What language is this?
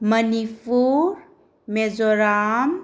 Manipuri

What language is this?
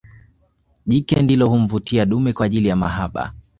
Swahili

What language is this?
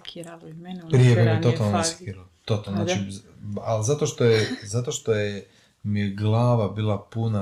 Croatian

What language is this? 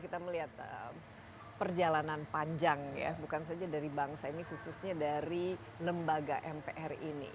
Indonesian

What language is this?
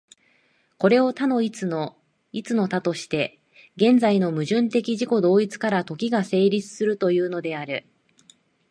Japanese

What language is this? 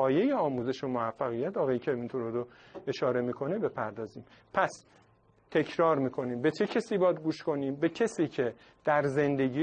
Persian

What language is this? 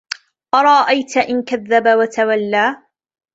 Arabic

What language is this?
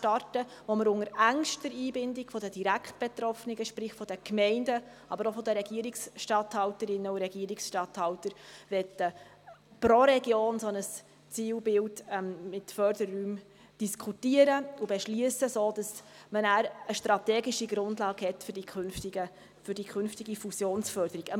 Swiss German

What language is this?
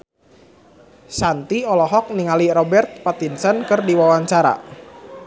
Sundanese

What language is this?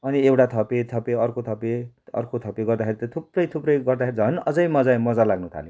Nepali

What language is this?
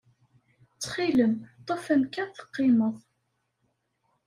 Kabyle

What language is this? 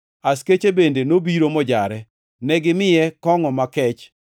Luo (Kenya and Tanzania)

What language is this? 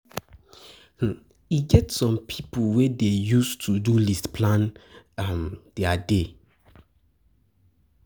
Nigerian Pidgin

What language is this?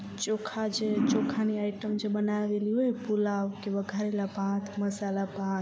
Gujarati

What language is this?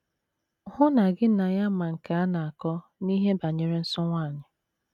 Igbo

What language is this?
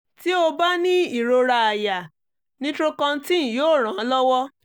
Yoruba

